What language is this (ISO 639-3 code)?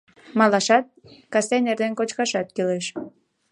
chm